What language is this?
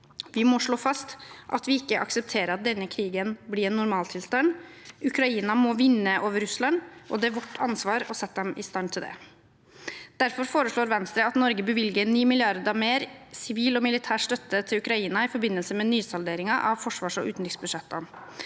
Norwegian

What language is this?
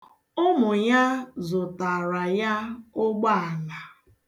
Igbo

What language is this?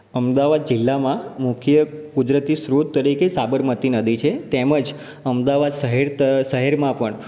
Gujarati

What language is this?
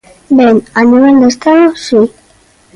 Galician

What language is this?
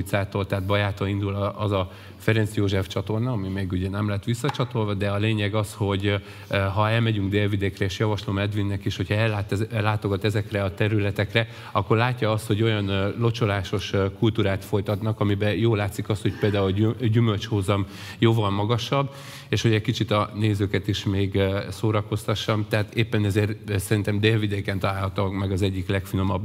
Hungarian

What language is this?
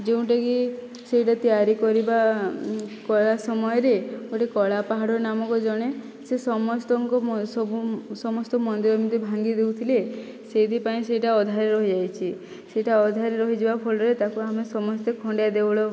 Odia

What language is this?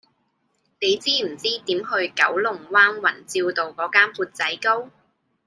Cantonese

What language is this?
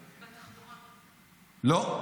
Hebrew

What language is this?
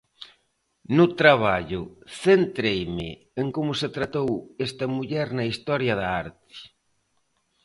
Galician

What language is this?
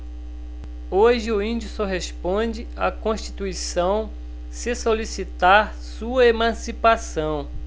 Portuguese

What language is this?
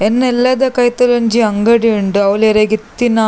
Tulu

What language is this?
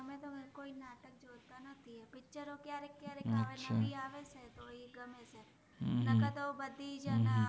Gujarati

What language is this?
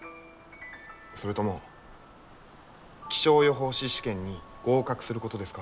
Japanese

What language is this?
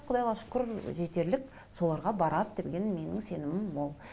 Kazakh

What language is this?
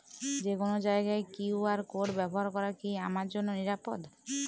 Bangla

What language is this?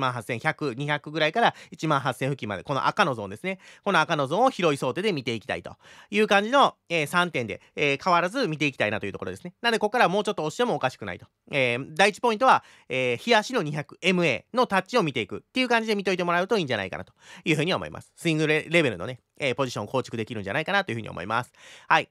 Japanese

